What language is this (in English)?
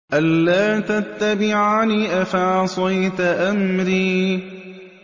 Arabic